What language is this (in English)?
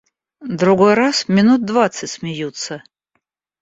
Russian